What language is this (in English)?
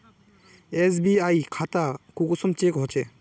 Magahi